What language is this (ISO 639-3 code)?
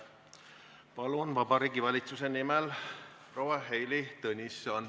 est